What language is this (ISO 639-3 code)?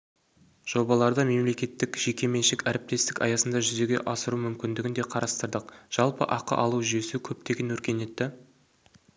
kaz